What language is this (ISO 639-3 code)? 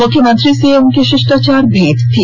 hin